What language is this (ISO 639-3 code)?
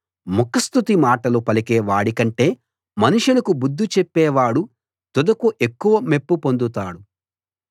tel